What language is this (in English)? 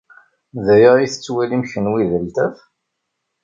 Kabyle